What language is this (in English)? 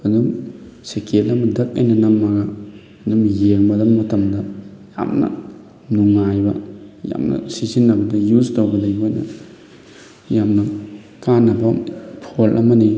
Manipuri